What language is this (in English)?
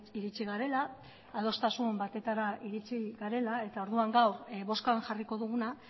Basque